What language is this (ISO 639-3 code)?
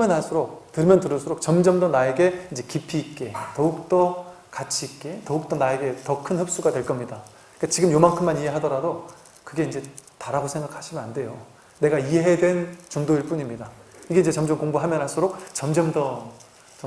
kor